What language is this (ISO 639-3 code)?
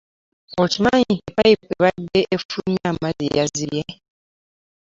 lug